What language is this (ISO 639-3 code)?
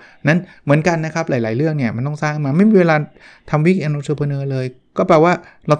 tha